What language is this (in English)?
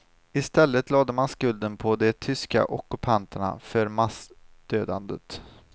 Swedish